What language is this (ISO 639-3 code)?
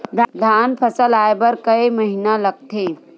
hne